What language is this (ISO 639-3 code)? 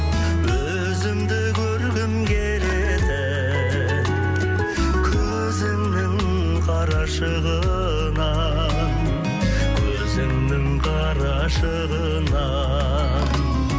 kaz